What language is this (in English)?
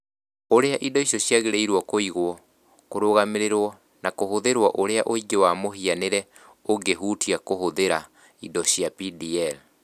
Kikuyu